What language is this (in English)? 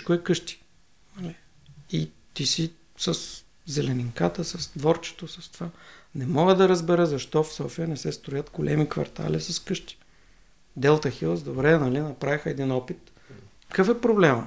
Bulgarian